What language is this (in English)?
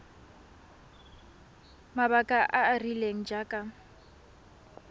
Tswana